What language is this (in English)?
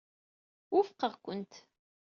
Kabyle